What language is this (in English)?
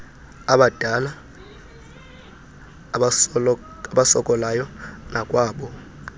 Xhosa